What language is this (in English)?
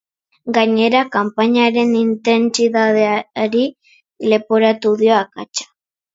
Basque